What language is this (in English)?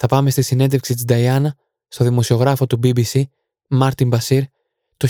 Greek